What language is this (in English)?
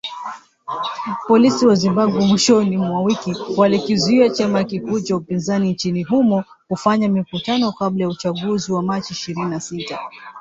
Swahili